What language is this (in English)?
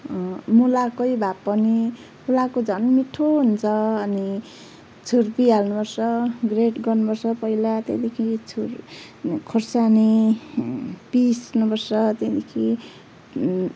Nepali